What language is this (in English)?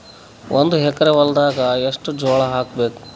Kannada